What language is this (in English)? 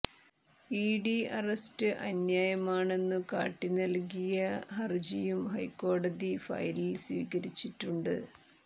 Malayalam